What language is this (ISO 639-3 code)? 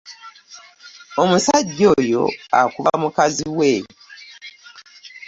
lug